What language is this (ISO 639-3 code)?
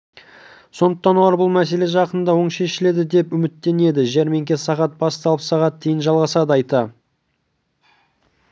kaz